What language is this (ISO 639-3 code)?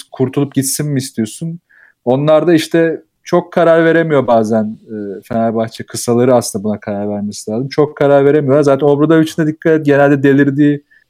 tur